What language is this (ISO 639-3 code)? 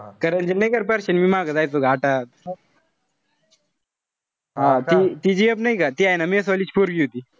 mar